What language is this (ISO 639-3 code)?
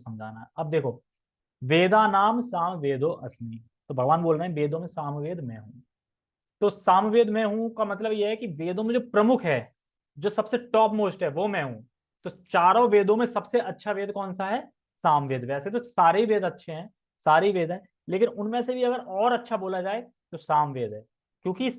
hin